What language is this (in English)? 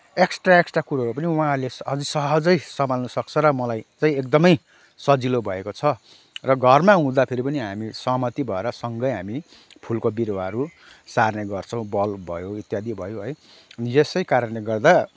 Nepali